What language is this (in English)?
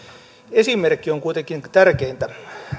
Finnish